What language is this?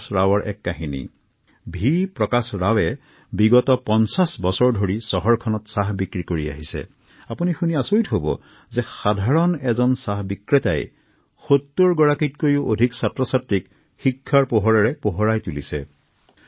Assamese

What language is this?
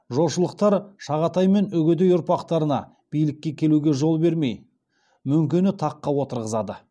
Kazakh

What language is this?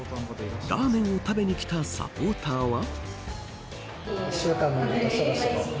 Japanese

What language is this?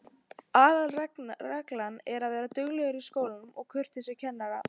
Icelandic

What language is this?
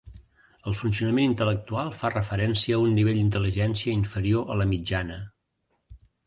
Catalan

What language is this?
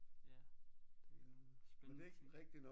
Danish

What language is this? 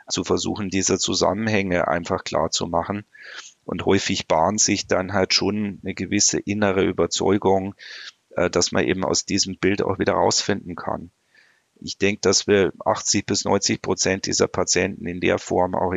German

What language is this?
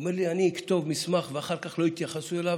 Hebrew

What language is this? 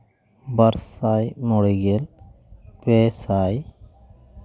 Santali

